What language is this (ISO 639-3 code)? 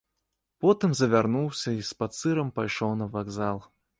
bel